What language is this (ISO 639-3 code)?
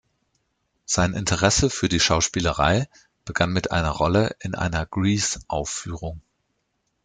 deu